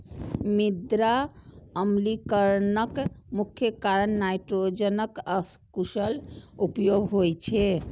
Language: Maithili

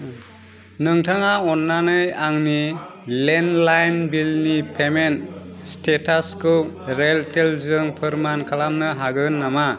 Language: Bodo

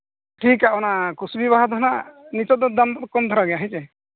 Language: Santali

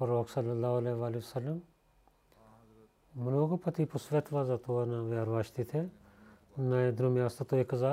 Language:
Bulgarian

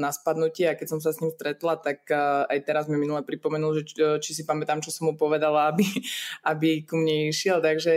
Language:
Slovak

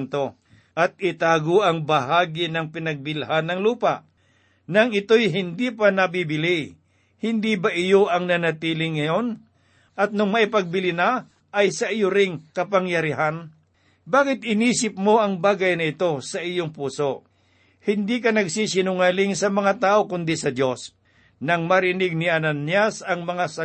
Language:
Filipino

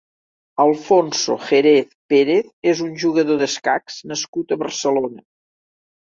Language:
Catalan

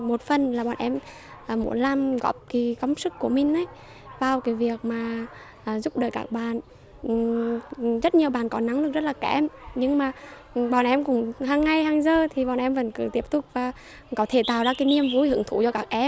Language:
Vietnamese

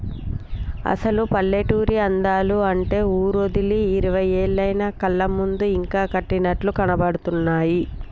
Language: Telugu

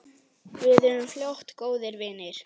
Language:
Icelandic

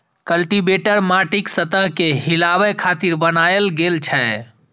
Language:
Maithili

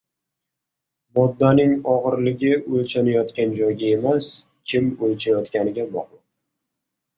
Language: Uzbek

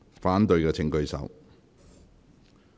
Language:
Cantonese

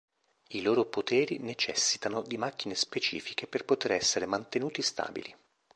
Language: Italian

